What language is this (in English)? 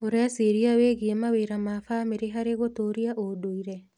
Kikuyu